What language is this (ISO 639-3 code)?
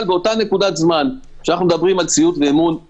heb